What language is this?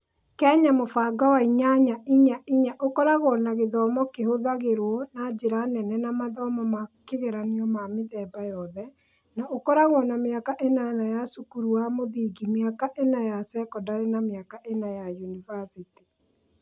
Kikuyu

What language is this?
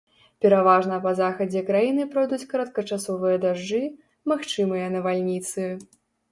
Belarusian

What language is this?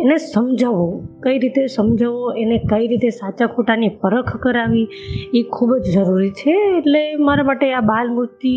Gujarati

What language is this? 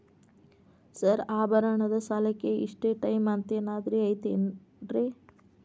Kannada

